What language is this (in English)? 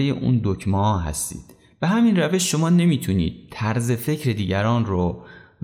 Persian